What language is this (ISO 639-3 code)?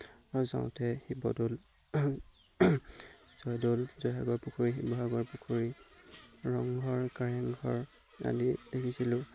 asm